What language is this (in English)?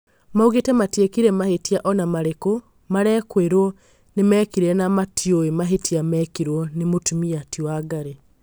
Kikuyu